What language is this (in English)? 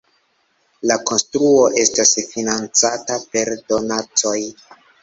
Esperanto